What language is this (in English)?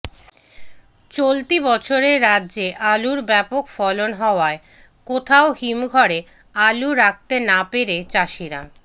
Bangla